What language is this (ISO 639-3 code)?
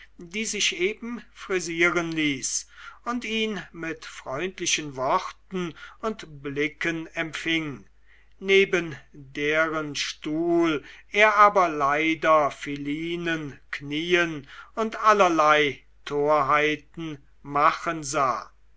deu